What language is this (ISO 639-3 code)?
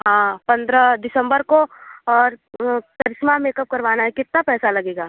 hin